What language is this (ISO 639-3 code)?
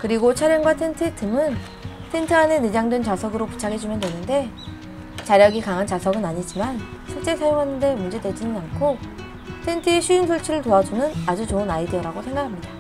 kor